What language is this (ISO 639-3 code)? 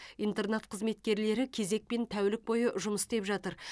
kaz